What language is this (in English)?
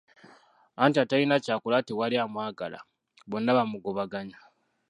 Ganda